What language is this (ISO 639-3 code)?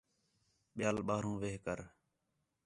xhe